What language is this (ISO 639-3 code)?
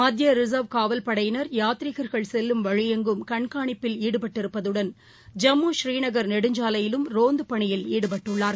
tam